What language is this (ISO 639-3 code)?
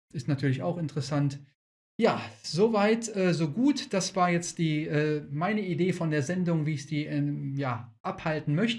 deu